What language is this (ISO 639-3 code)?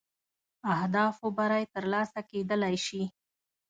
pus